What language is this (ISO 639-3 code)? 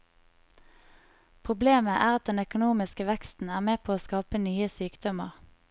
nor